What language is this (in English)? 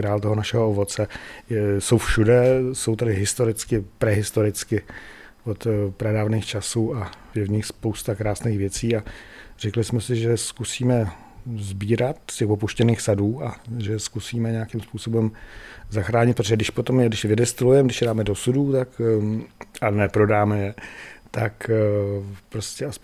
Czech